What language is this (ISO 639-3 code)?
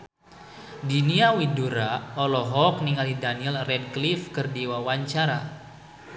sun